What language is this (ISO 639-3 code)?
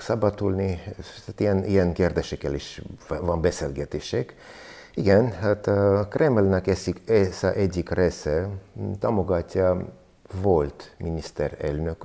hun